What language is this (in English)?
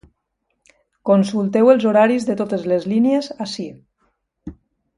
Catalan